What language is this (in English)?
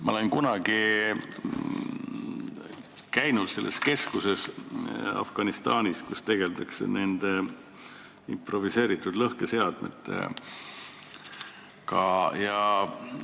Estonian